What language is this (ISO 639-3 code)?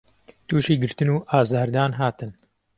ckb